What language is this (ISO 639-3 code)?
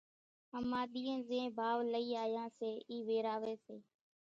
gjk